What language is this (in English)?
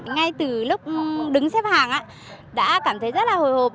Vietnamese